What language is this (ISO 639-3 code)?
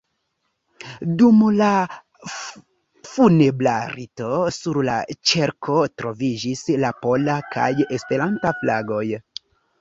epo